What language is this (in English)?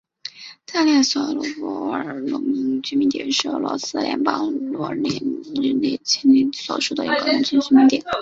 Chinese